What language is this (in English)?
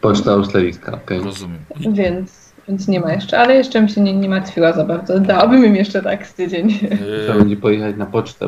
Polish